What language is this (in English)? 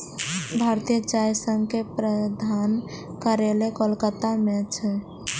Maithili